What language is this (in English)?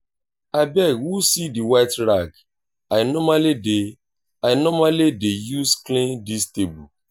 Nigerian Pidgin